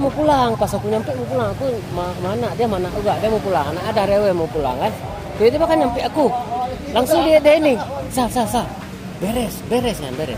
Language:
Indonesian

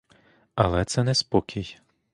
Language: Ukrainian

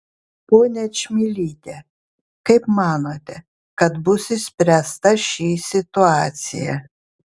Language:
Lithuanian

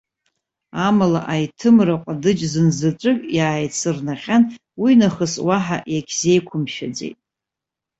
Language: Abkhazian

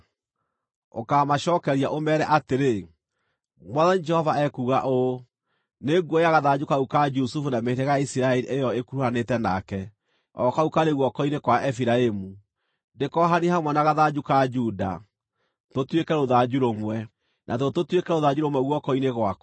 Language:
Kikuyu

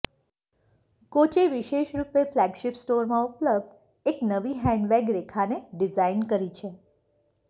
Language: Gujarati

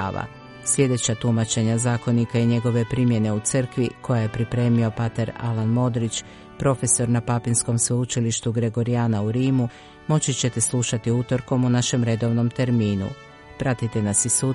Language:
Croatian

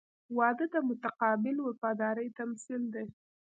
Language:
Pashto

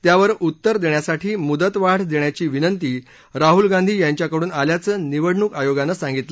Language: Marathi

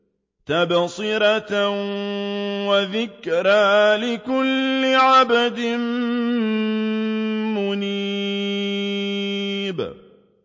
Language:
Arabic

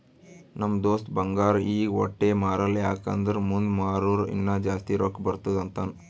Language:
Kannada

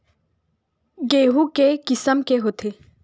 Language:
Chhattisgarhi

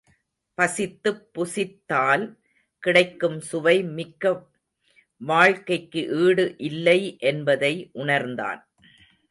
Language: Tamil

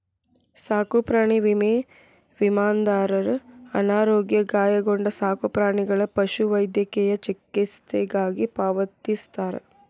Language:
Kannada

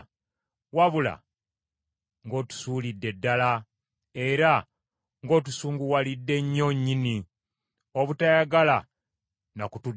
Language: Ganda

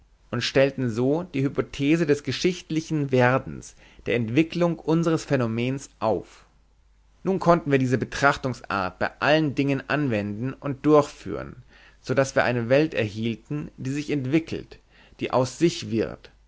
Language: German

